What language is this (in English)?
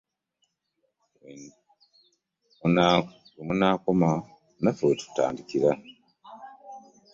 Ganda